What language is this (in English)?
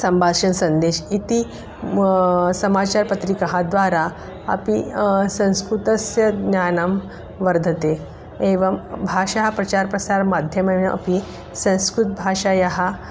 Sanskrit